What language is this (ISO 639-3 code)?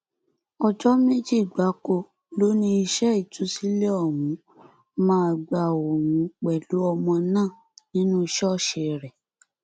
yor